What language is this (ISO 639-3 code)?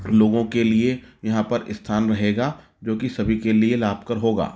hin